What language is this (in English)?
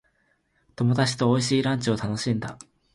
Japanese